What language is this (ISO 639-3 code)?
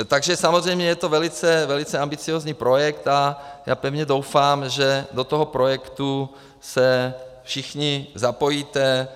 ces